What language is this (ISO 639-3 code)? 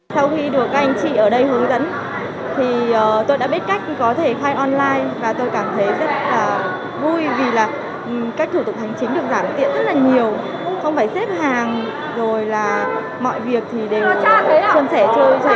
vie